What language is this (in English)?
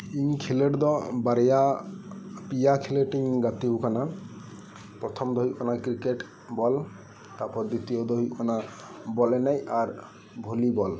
Santali